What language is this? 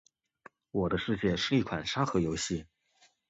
Chinese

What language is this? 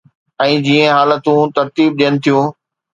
Sindhi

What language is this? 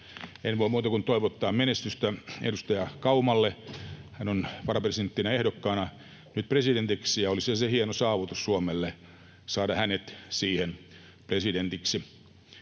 Finnish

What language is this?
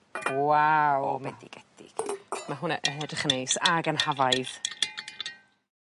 Welsh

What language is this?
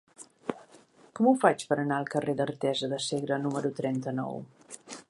Catalan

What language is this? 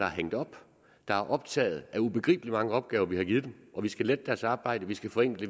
Danish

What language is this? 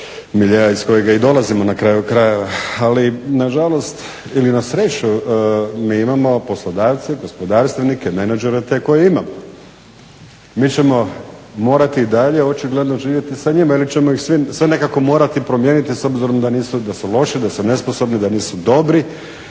Croatian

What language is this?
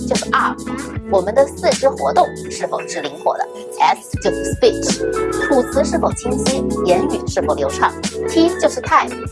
Chinese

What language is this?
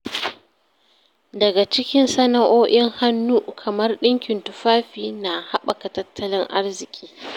Hausa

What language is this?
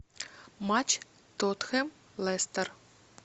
Russian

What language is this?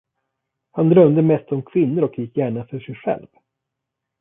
Swedish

